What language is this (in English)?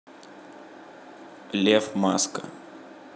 Russian